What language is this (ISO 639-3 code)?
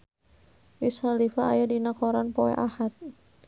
sun